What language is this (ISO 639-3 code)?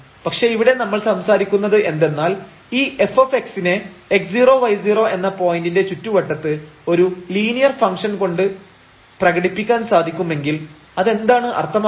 mal